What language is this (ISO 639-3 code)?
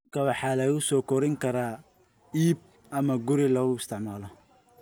som